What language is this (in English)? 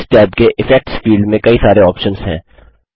Hindi